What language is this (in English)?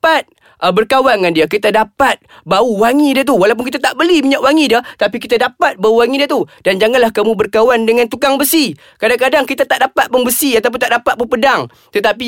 Malay